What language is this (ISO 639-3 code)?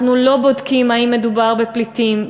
heb